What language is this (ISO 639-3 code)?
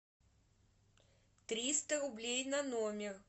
rus